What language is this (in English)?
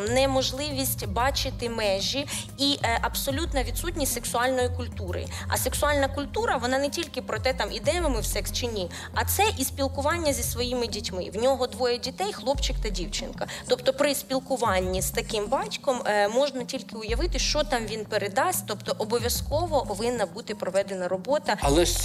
Ukrainian